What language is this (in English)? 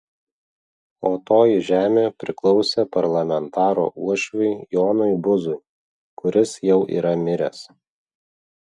Lithuanian